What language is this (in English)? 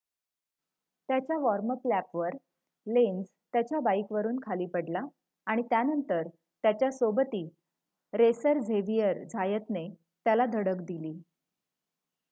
Marathi